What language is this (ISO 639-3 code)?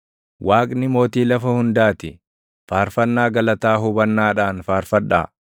orm